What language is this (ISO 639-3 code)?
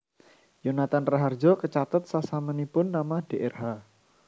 jav